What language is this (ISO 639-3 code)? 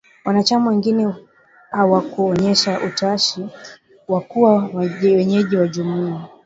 swa